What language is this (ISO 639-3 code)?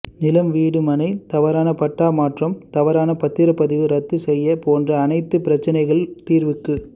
tam